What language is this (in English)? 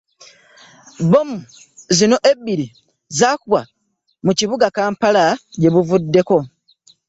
Ganda